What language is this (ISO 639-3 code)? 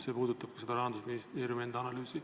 est